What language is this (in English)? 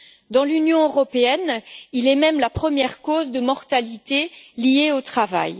French